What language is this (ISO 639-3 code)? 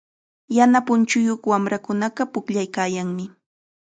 qxa